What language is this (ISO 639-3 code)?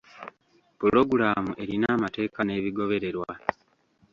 lug